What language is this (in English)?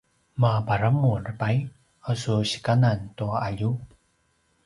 Paiwan